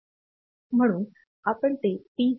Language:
Marathi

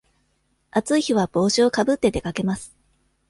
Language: Japanese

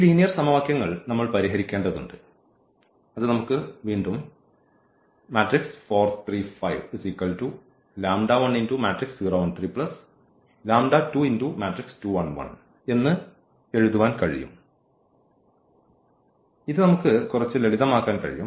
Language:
Malayalam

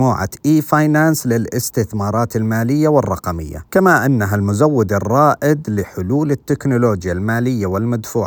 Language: Arabic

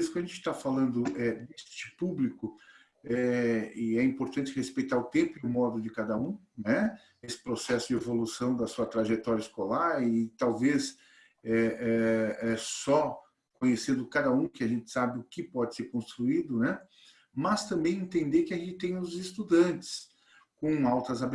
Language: Portuguese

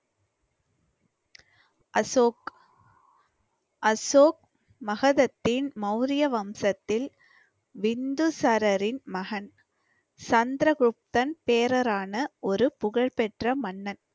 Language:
Tamil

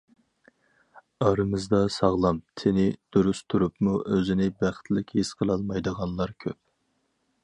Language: Uyghur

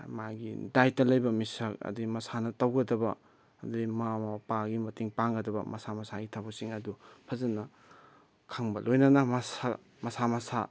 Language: Manipuri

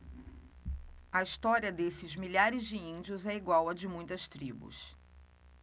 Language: Portuguese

